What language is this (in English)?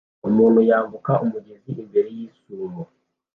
Kinyarwanda